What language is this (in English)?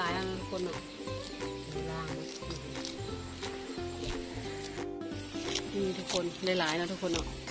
Thai